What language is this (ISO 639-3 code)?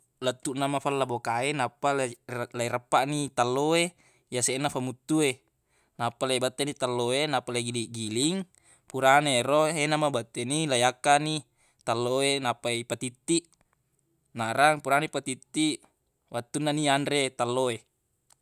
bug